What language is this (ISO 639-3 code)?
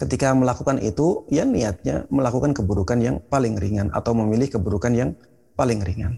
ind